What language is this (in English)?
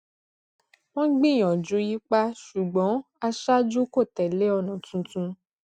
Yoruba